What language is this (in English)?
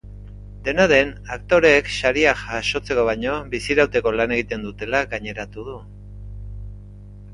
Basque